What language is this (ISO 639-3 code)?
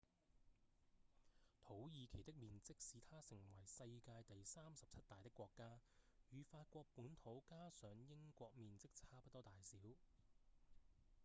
yue